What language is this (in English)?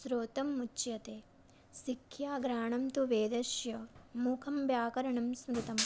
Sanskrit